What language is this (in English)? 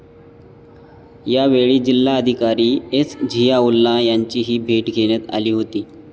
Marathi